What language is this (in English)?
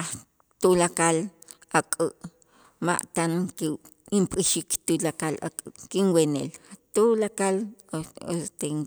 Itzá